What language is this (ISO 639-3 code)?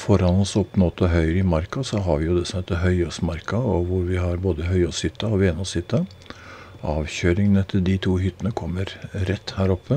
nor